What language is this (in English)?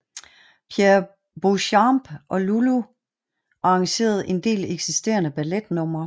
Danish